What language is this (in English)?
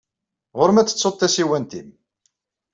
Kabyle